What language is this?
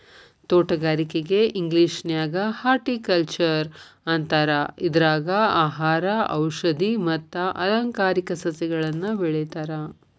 Kannada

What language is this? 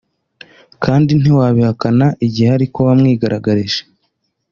Kinyarwanda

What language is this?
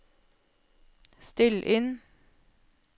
Norwegian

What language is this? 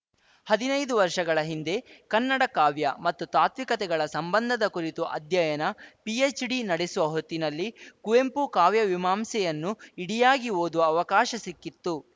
Kannada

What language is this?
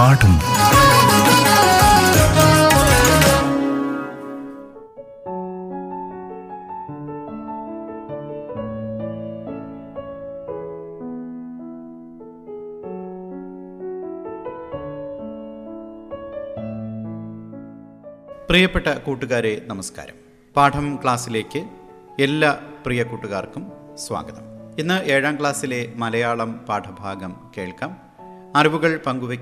Malayalam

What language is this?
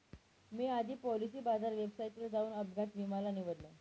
Marathi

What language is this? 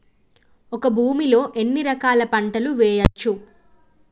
Telugu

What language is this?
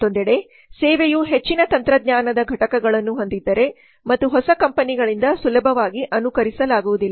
Kannada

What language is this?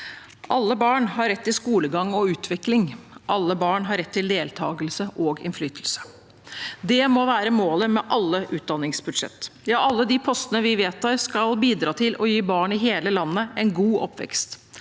Norwegian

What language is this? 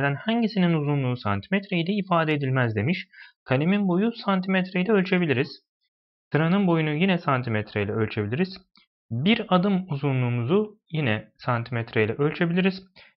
Turkish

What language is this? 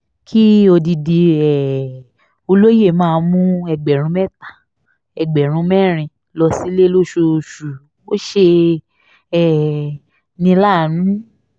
Yoruba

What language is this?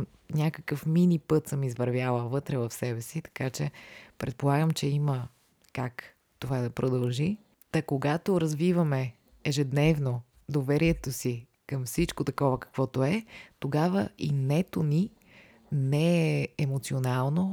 Bulgarian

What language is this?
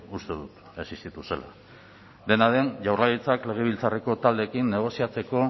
Basque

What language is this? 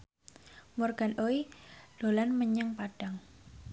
Javanese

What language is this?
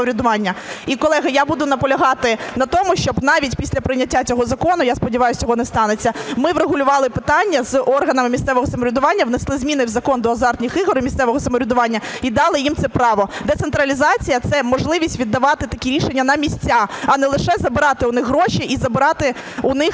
Ukrainian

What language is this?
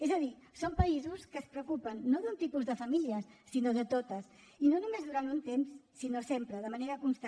Catalan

